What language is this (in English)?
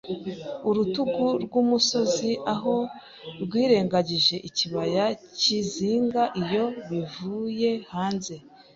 Kinyarwanda